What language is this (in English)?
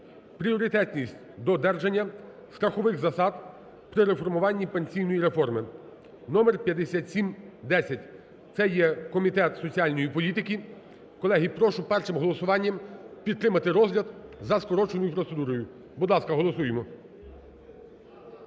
Ukrainian